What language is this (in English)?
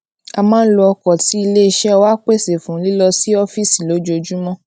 Yoruba